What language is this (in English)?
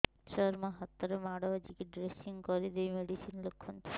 Odia